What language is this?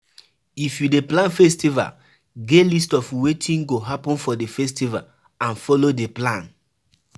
Nigerian Pidgin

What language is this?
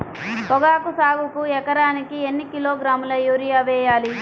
Telugu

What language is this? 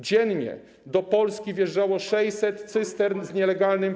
Polish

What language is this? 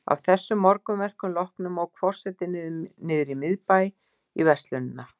Icelandic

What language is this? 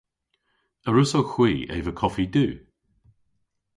Cornish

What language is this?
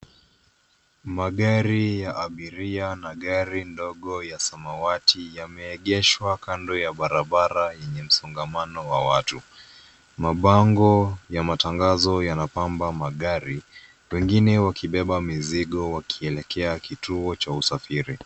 Swahili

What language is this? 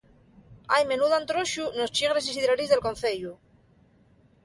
Asturian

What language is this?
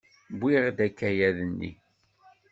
Kabyle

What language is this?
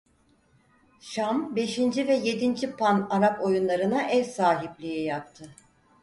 Turkish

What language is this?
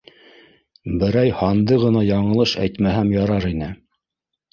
Bashkir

